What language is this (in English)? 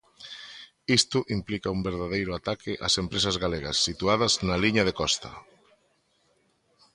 Galician